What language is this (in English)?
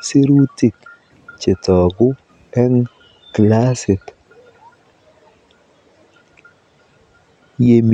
Kalenjin